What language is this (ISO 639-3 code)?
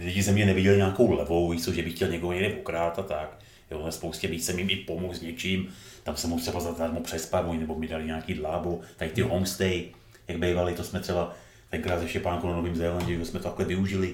ces